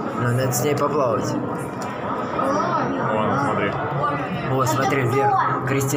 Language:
Russian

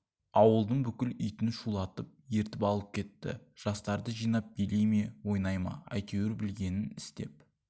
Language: Kazakh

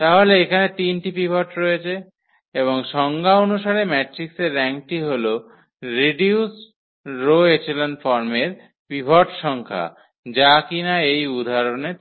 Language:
Bangla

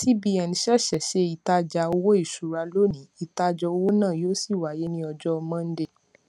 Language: Yoruba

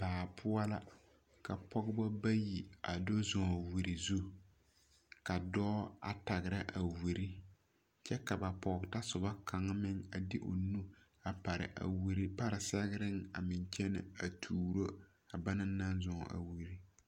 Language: Southern Dagaare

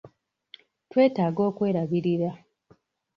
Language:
Ganda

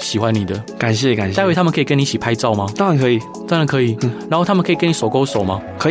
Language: Chinese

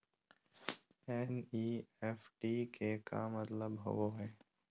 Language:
Magahi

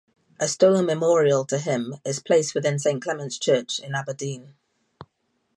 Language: English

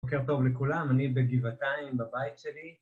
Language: Hebrew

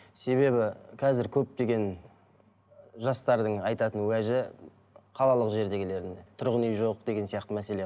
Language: Kazakh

